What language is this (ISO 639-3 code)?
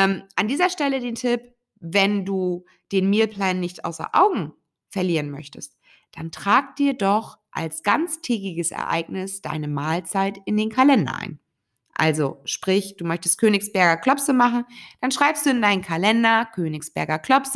deu